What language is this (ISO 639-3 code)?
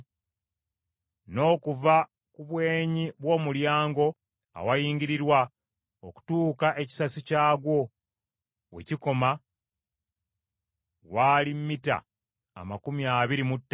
lug